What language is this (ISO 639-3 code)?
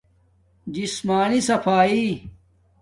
dmk